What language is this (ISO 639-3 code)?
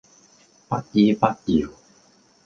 yue